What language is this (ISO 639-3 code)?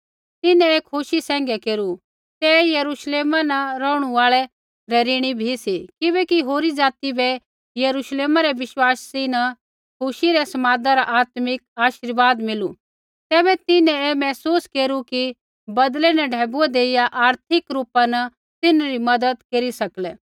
kfx